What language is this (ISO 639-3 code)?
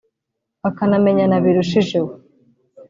kin